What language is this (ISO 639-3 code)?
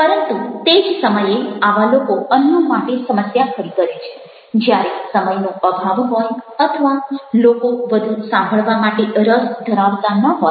guj